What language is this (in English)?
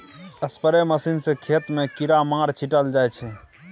Maithili